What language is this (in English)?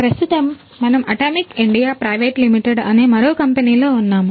Telugu